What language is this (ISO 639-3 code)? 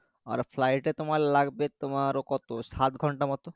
ben